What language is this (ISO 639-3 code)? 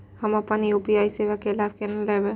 mai